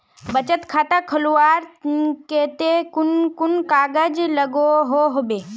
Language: Magahi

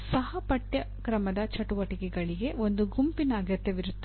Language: Kannada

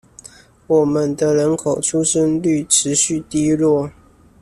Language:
Chinese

